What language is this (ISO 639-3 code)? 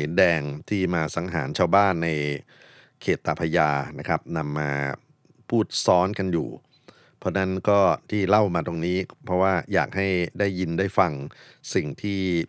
tha